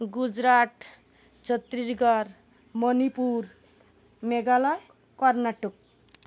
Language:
Odia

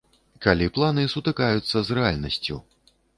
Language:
Belarusian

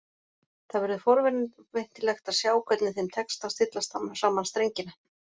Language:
Icelandic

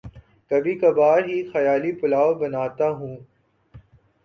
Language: Urdu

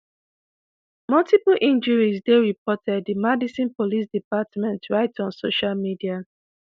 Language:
Nigerian Pidgin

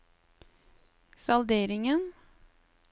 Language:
Norwegian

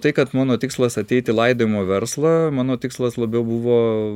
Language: Lithuanian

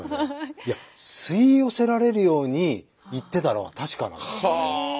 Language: Japanese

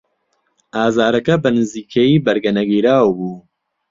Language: Central Kurdish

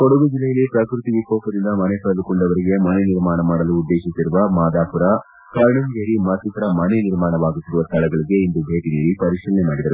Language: Kannada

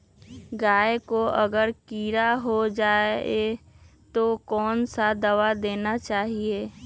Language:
Magahi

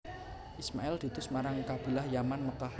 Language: Javanese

